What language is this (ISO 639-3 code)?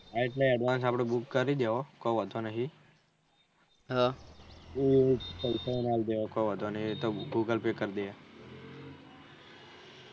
guj